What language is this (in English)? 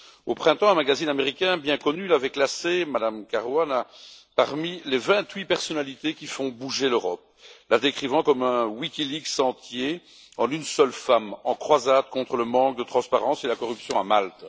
French